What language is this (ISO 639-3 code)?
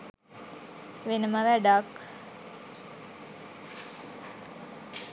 sin